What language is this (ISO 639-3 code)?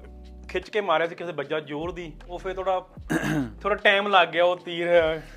pan